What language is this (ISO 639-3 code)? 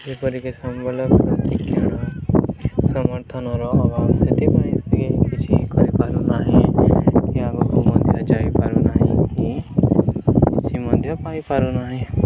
ori